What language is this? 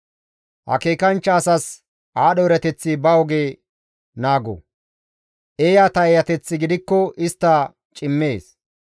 Gamo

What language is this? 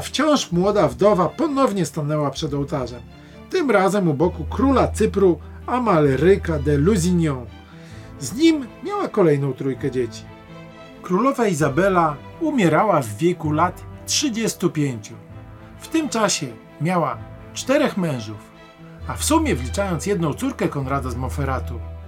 Polish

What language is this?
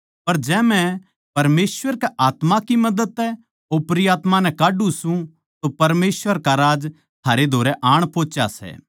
Haryanvi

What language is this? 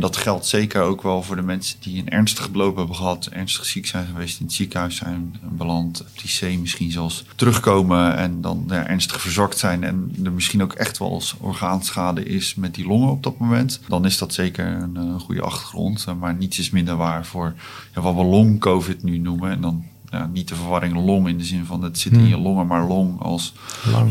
Dutch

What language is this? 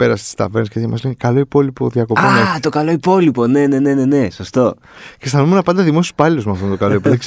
Greek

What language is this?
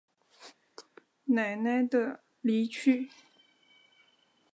Chinese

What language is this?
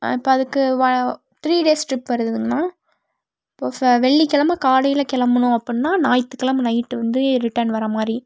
Tamil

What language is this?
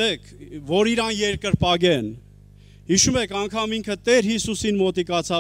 Turkish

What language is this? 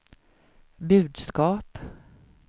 Swedish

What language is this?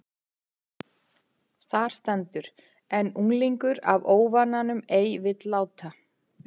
Icelandic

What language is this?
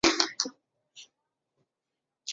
Chinese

